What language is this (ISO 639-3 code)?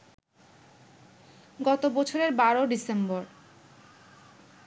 ben